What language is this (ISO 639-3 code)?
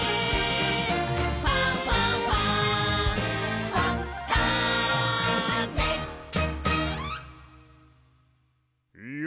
jpn